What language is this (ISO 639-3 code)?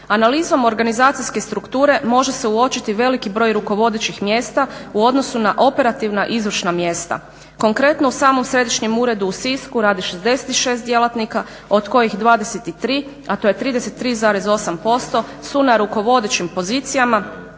hrv